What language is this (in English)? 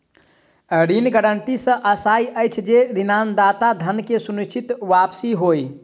Maithili